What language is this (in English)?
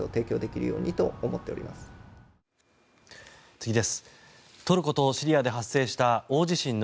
Japanese